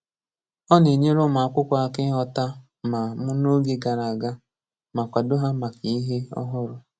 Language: Igbo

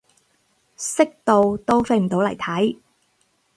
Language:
Cantonese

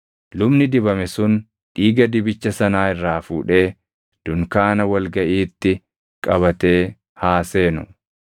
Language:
Oromo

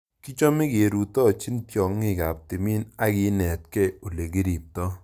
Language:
Kalenjin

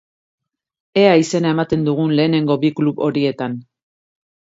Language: Basque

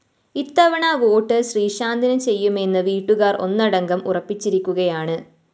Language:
Malayalam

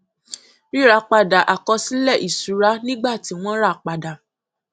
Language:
Yoruba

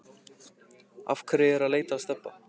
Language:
Icelandic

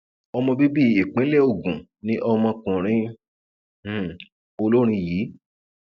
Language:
Yoruba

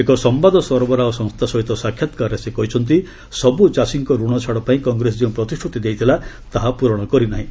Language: Odia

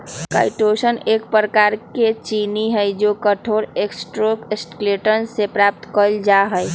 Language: Magahi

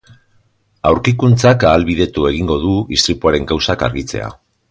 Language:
Basque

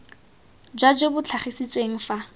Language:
Tswana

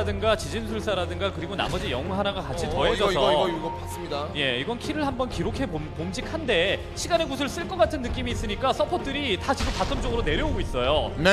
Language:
Korean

